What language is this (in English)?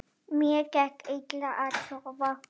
Icelandic